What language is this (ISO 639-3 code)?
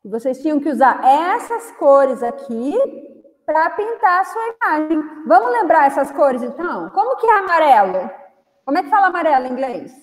por